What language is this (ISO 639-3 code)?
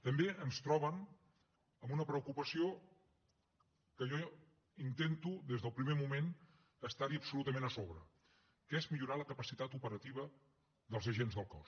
cat